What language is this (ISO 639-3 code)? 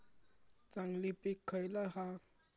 mar